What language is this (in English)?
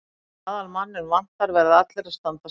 Icelandic